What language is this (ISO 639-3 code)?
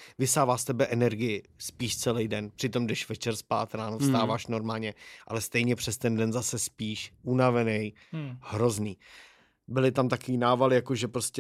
ces